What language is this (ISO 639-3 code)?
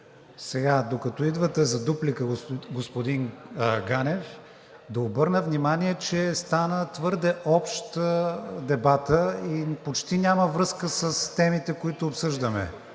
bul